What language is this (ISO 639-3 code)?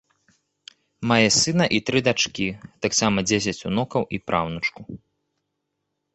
bel